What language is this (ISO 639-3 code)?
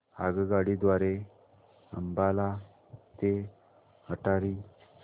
mar